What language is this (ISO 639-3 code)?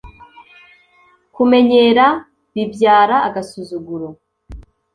kin